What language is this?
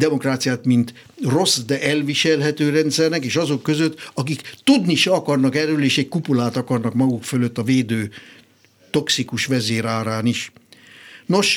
Hungarian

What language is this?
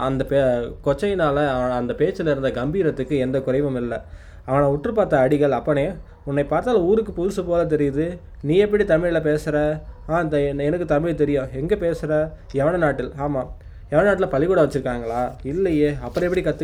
Tamil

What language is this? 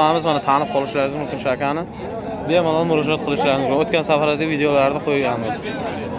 Turkish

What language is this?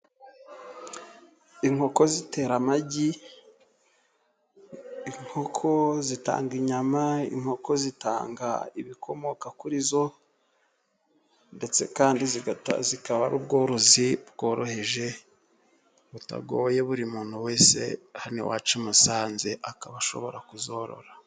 Kinyarwanda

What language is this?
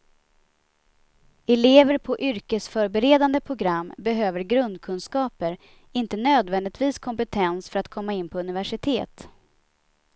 Swedish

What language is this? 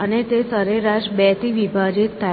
Gujarati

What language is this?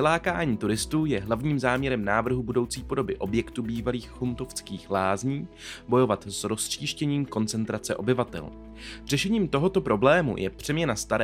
Czech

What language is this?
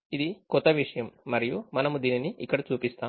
Telugu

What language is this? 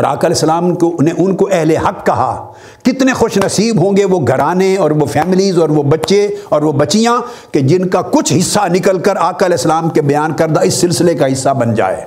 Urdu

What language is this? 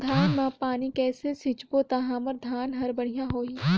Chhattisgarhi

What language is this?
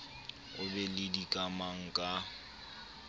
Southern Sotho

